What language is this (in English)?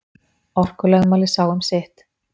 Icelandic